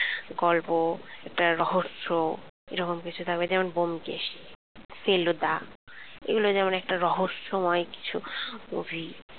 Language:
Bangla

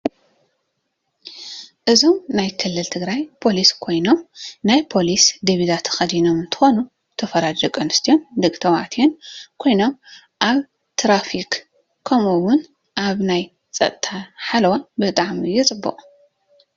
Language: Tigrinya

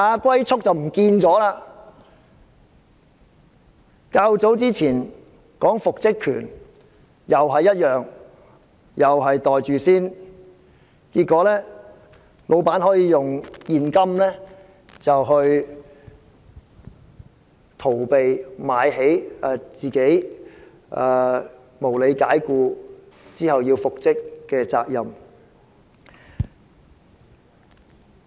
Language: Cantonese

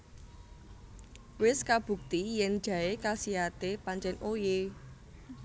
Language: Javanese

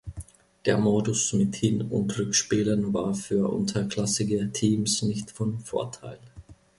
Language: German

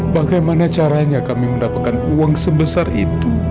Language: Indonesian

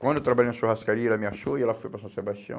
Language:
Portuguese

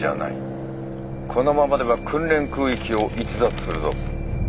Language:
Japanese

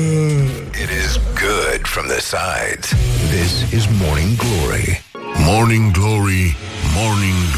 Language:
Romanian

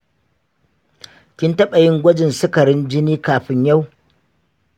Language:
Hausa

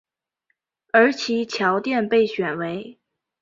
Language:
Chinese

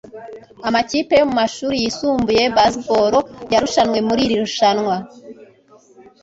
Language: Kinyarwanda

